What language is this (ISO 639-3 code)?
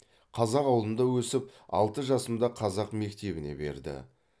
kaz